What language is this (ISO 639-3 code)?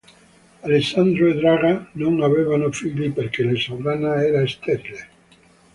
ita